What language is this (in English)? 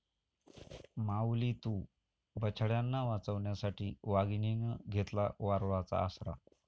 Marathi